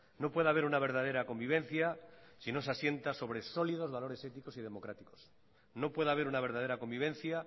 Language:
Spanish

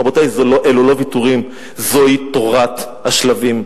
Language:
Hebrew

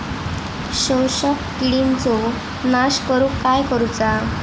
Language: Marathi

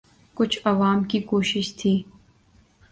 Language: Urdu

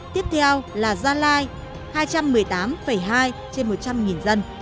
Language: Vietnamese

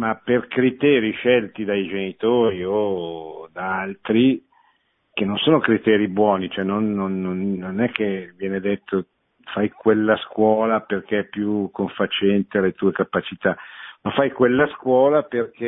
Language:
Italian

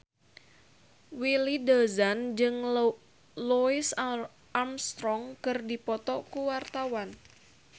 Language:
Sundanese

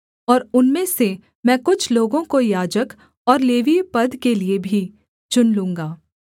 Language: Hindi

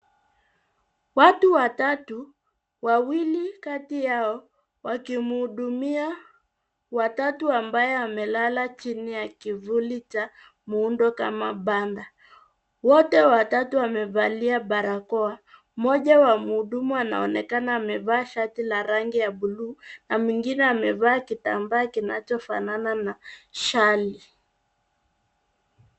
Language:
Swahili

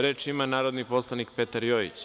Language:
Serbian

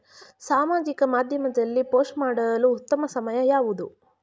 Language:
Kannada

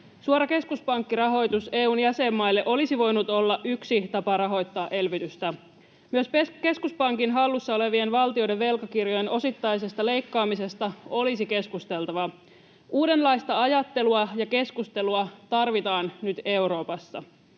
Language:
Finnish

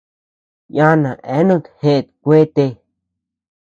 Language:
Tepeuxila Cuicatec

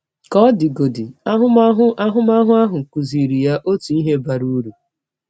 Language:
Igbo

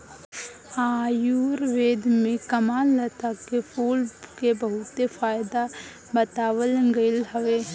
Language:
Bhojpuri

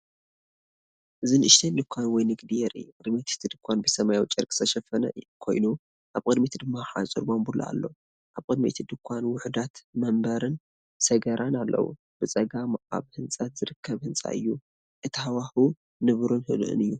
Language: Tigrinya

